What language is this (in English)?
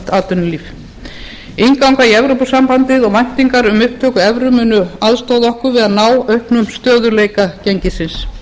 Icelandic